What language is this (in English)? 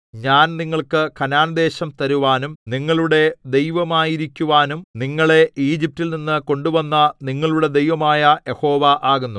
Malayalam